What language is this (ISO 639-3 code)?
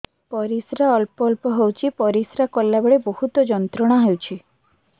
ori